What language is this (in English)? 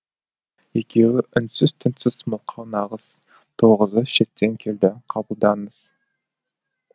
Kazakh